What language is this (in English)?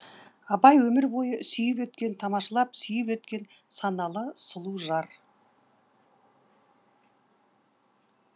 Kazakh